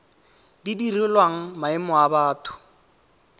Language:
Tswana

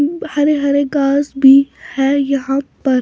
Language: Hindi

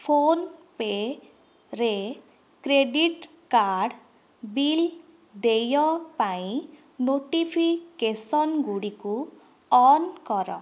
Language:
Odia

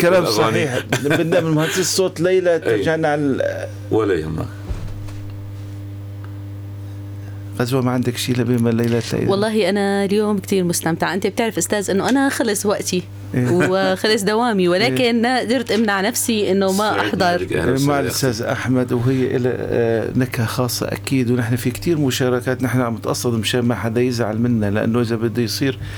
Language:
Arabic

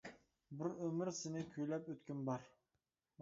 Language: Uyghur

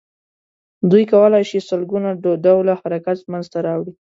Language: Pashto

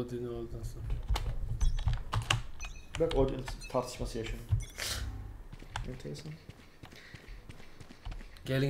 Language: Turkish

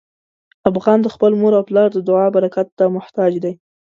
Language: Pashto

